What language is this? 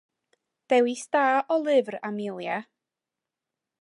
Welsh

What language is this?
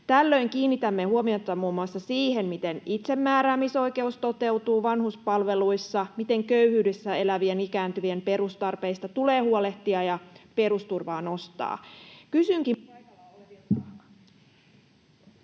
Finnish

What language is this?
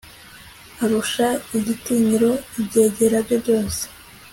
Kinyarwanda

